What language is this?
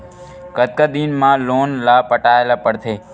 Chhattisgarhi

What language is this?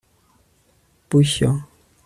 Kinyarwanda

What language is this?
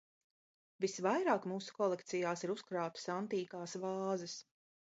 Latvian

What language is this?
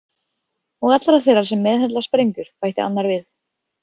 Icelandic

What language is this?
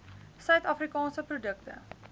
Afrikaans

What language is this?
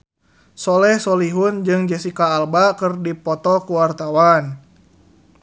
Sundanese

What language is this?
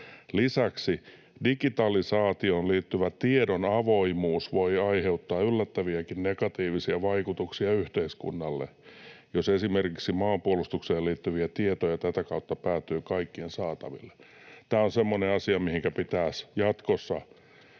Finnish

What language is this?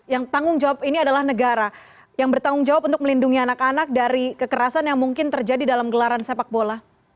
Indonesian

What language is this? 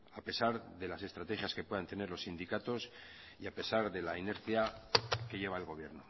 Spanish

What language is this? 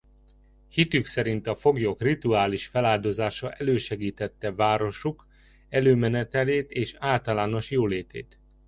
Hungarian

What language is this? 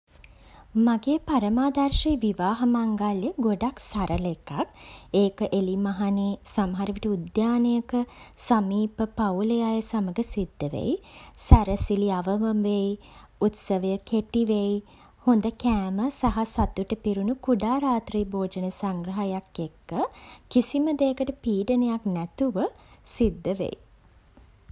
Sinhala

